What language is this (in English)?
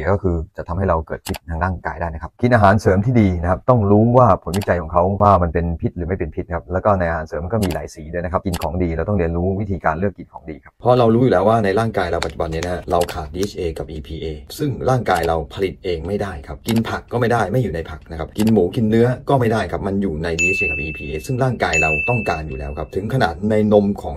Thai